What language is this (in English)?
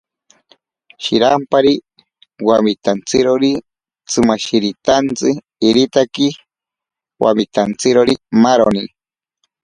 Ashéninka Perené